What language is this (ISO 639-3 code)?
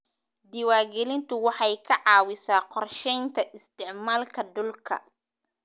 som